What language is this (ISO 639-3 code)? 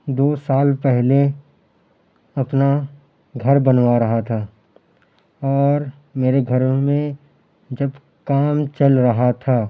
urd